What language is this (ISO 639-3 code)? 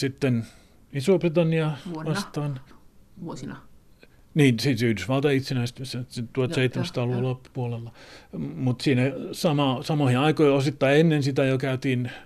fin